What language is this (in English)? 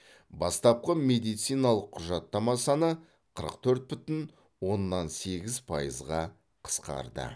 Kazakh